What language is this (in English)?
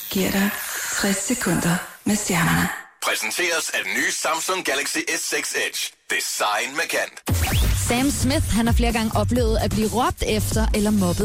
Danish